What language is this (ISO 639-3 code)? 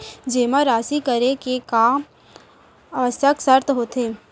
hne